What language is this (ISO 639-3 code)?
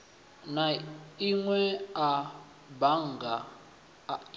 ven